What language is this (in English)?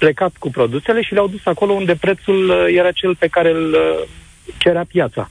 Romanian